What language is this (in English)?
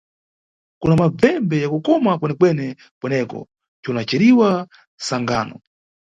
Nyungwe